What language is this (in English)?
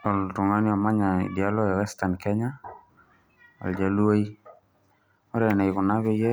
Masai